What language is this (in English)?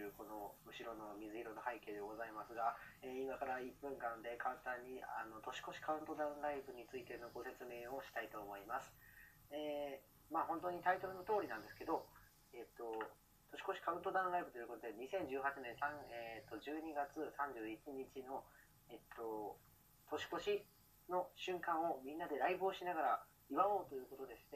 Japanese